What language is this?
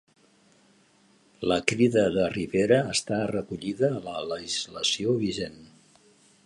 Catalan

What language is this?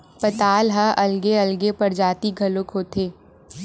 Chhattisgarhi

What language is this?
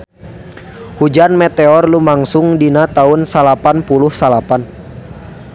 Sundanese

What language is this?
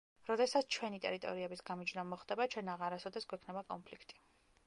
Georgian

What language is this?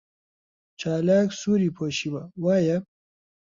Central Kurdish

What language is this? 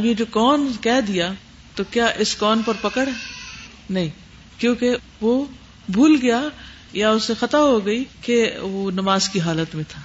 Urdu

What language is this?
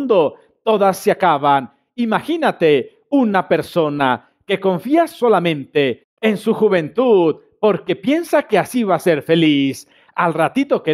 Spanish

